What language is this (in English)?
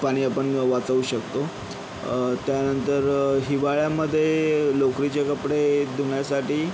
Marathi